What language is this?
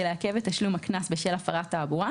Hebrew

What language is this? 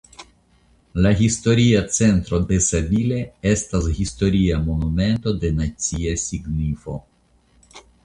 Esperanto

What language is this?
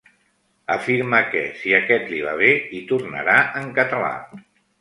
Catalan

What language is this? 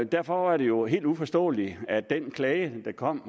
Danish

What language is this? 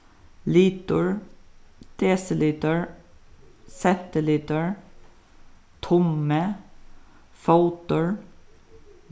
Faroese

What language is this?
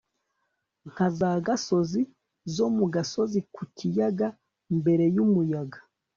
Kinyarwanda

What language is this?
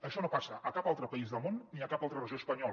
Catalan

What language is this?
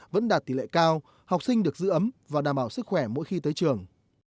Vietnamese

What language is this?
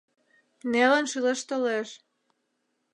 Mari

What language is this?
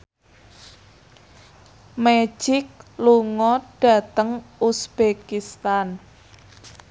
Javanese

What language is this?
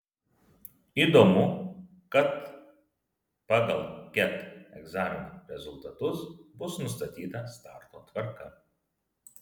Lithuanian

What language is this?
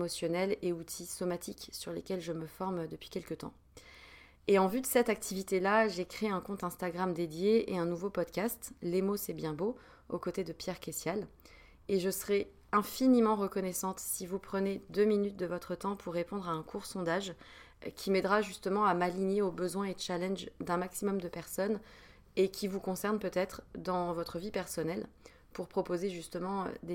French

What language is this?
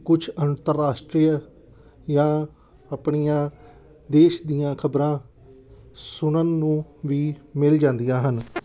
Punjabi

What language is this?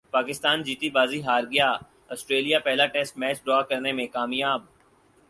Urdu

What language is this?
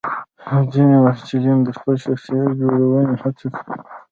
Pashto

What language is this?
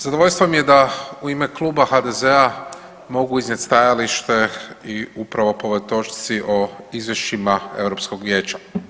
Croatian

